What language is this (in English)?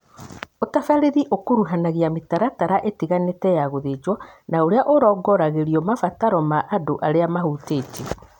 Kikuyu